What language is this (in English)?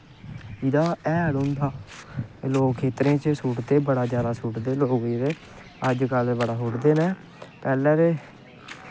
Dogri